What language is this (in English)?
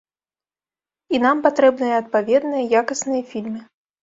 Belarusian